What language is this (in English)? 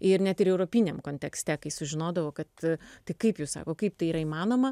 Lithuanian